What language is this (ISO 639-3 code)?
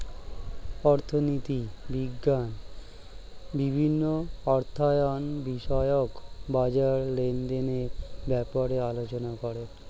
ben